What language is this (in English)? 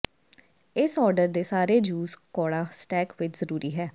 Punjabi